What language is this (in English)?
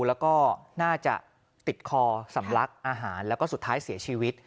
Thai